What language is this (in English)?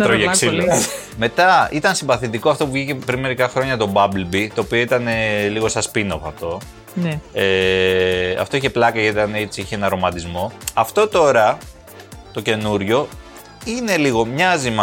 Greek